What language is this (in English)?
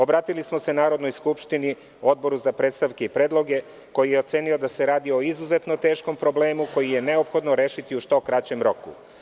Serbian